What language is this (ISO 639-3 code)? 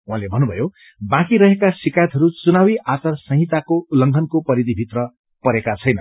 nep